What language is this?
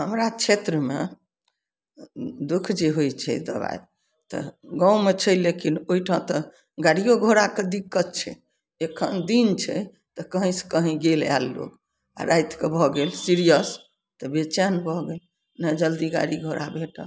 Maithili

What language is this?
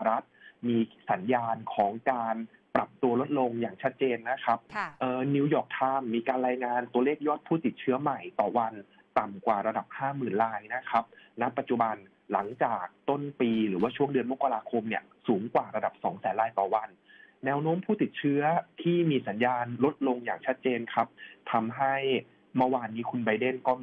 Thai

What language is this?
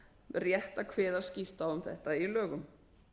Icelandic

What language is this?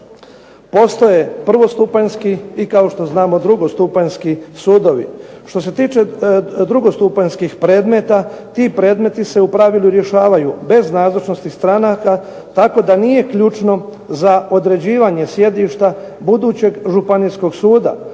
Croatian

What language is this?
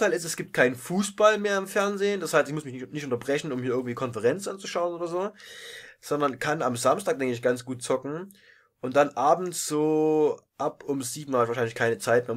German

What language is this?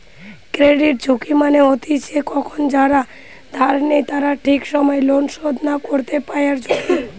Bangla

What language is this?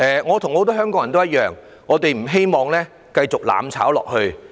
Cantonese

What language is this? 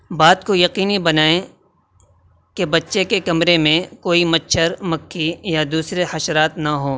Urdu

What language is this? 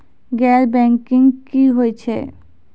Maithili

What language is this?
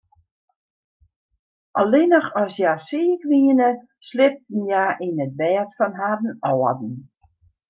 Western Frisian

